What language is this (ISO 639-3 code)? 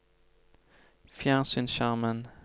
nor